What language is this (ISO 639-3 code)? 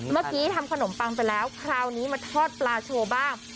tha